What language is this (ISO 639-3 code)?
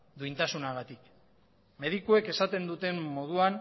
eus